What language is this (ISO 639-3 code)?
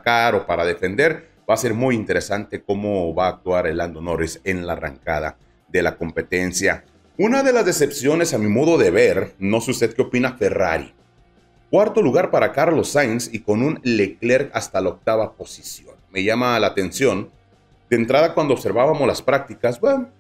spa